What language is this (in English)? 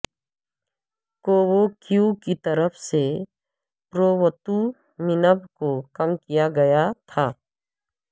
Urdu